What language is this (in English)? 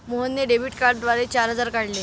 Marathi